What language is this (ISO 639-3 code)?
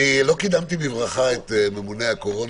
heb